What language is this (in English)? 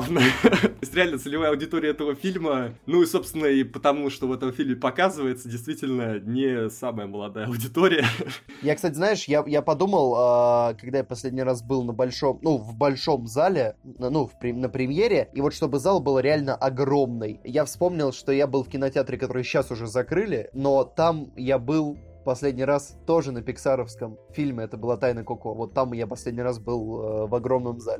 Russian